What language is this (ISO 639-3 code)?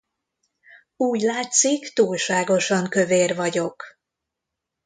hun